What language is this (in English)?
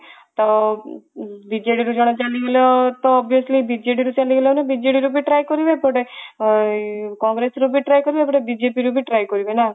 Odia